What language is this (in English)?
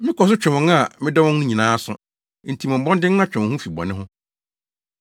Akan